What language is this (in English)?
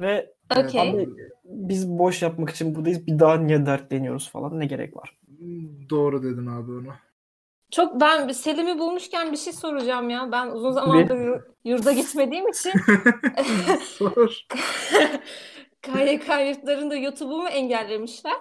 Turkish